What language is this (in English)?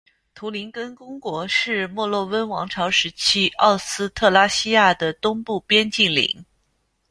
Chinese